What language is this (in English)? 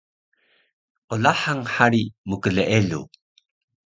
Taroko